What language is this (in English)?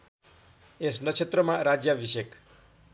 Nepali